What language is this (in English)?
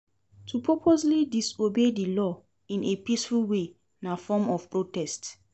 Nigerian Pidgin